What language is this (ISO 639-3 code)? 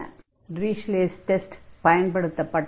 tam